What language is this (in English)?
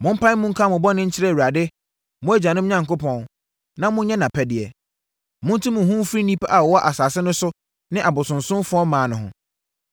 Akan